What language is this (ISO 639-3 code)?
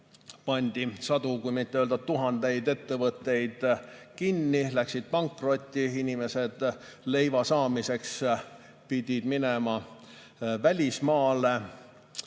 est